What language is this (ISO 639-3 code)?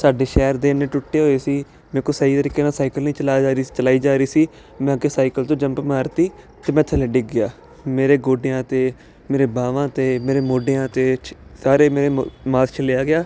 pan